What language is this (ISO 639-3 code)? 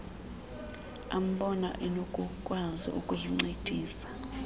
xho